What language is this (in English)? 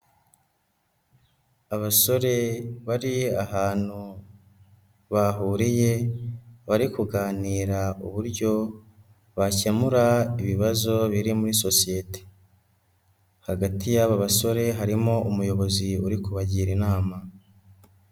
Kinyarwanda